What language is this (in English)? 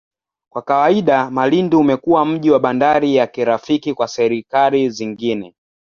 Swahili